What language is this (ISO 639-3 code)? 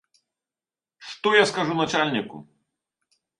bel